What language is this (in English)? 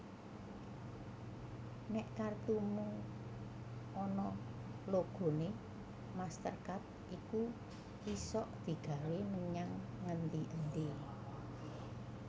Javanese